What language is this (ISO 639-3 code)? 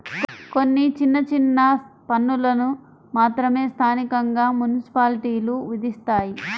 tel